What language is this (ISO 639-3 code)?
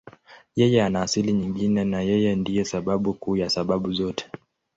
swa